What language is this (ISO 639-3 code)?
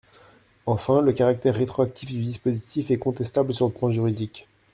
fra